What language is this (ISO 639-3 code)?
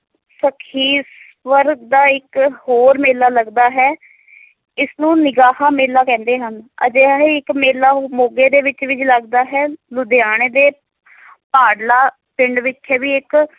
pan